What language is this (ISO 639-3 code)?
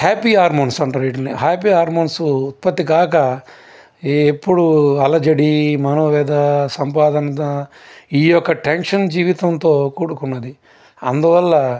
tel